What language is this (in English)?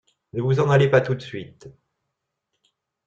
French